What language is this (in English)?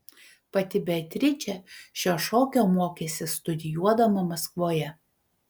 Lithuanian